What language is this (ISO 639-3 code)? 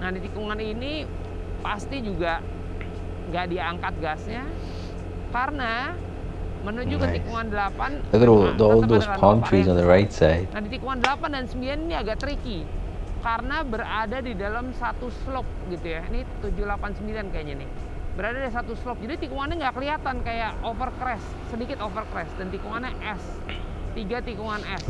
ind